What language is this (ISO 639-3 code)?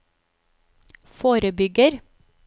nor